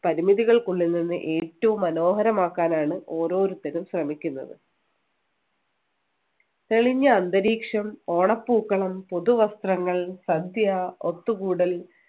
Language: Malayalam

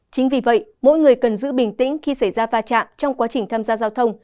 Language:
Vietnamese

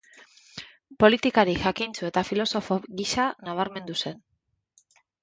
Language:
Basque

